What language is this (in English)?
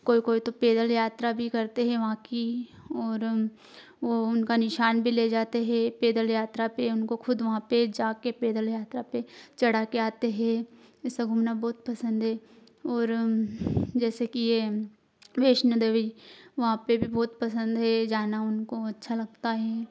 Hindi